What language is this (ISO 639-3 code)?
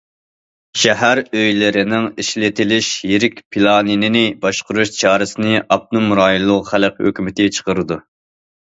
uig